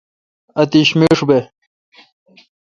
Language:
Kalkoti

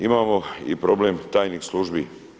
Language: Croatian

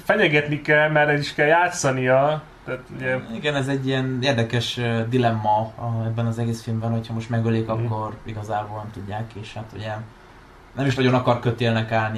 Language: Hungarian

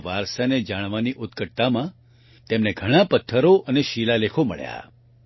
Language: Gujarati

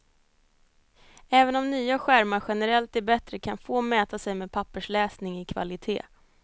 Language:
Swedish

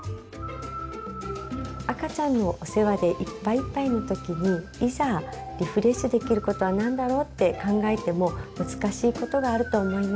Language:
Japanese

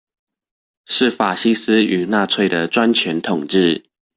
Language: Chinese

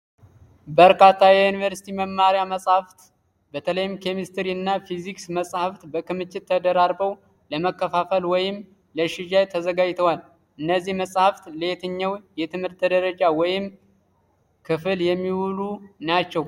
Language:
Amharic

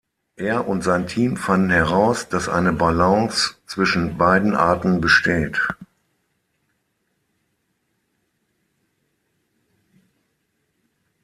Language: German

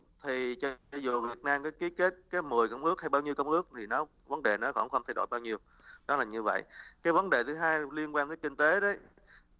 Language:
Vietnamese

